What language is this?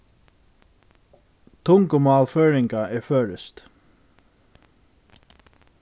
Faroese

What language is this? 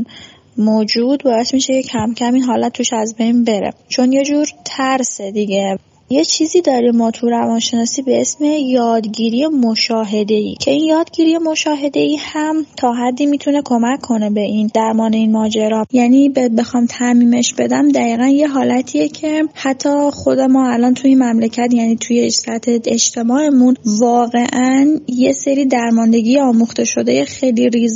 Persian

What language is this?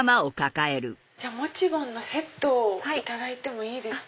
Japanese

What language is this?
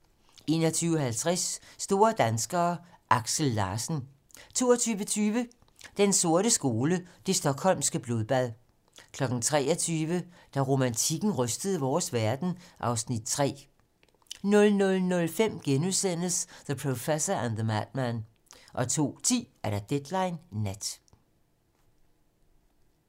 Danish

